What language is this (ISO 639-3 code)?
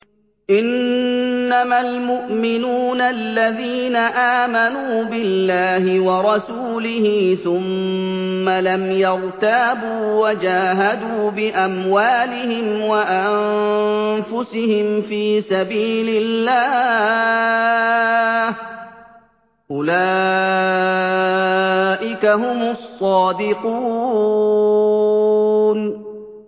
ara